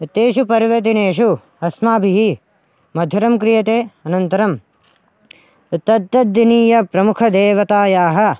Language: Sanskrit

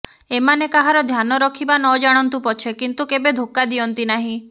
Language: Odia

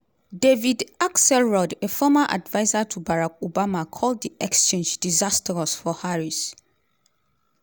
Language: Nigerian Pidgin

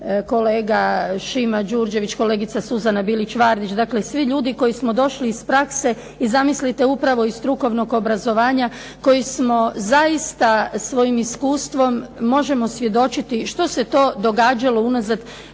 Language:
Croatian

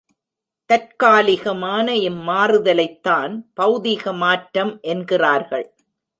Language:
Tamil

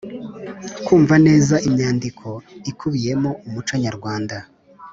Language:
Kinyarwanda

